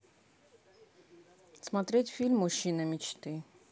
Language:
Russian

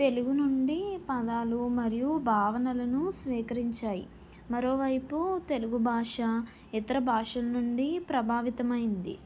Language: Telugu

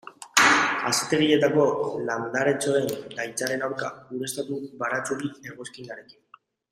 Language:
Basque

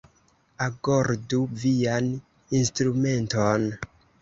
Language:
Esperanto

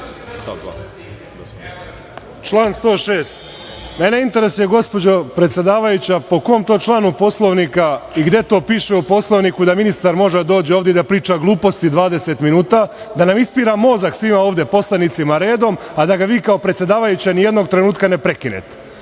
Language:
Serbian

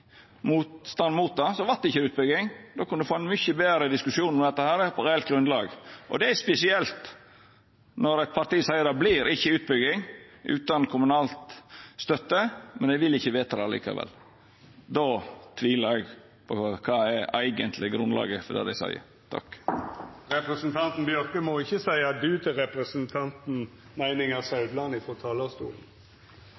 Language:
Norwegian Nynorsk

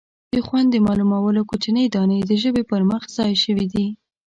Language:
Pashto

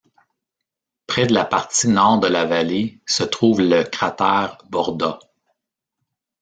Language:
French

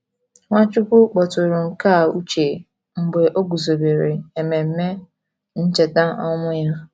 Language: Igbo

